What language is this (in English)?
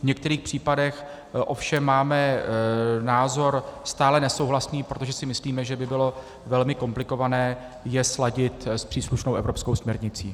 Czech